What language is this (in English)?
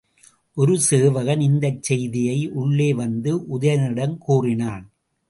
Tamil